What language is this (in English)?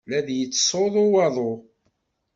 Kabyle